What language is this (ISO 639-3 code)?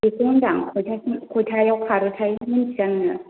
brx